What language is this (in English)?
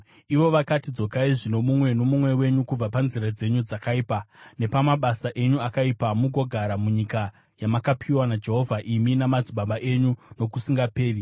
Shona